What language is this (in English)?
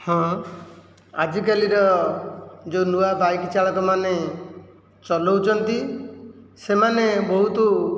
Odia